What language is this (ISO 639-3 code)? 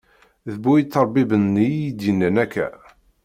kab